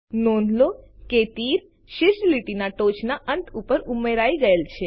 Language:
Gujarati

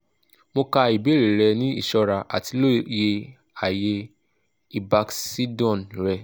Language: Yoruba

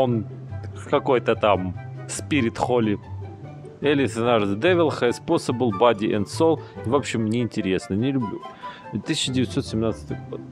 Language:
Russian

